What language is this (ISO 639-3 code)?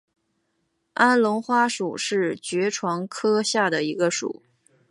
zho